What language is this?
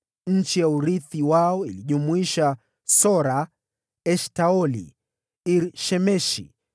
Swahili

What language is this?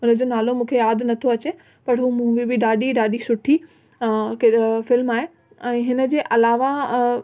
Sindhi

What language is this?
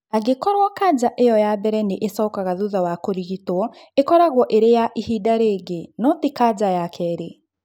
Kikuyu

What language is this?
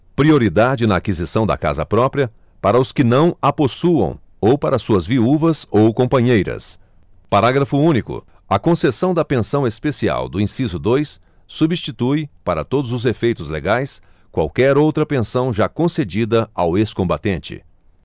Portuguese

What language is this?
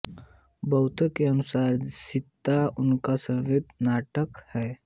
Hindi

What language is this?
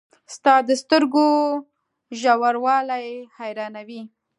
Pashto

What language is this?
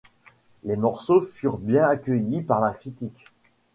French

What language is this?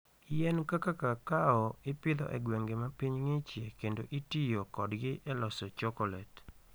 Luo (Kenya and Tanzania)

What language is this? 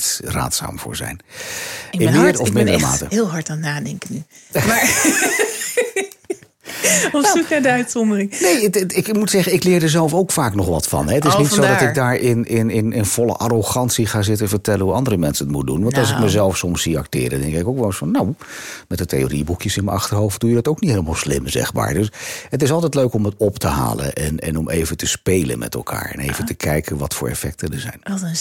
Dutch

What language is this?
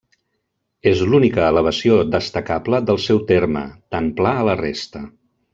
Catalan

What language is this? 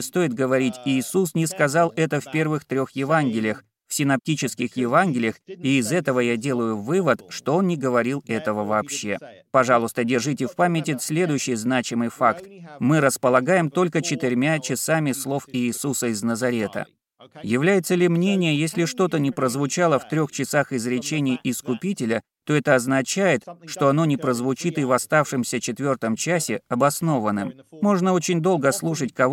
Russian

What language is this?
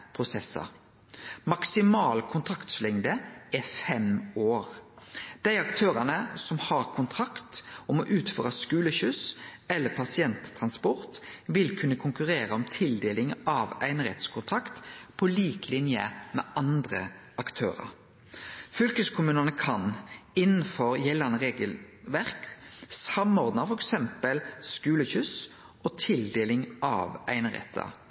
Norwegian Nynorsk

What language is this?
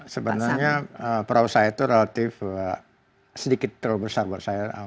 Indonesian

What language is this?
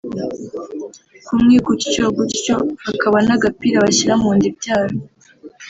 Kinyarwanda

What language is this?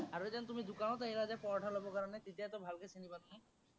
Assamese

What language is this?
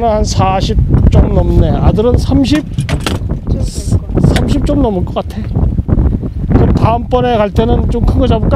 Korean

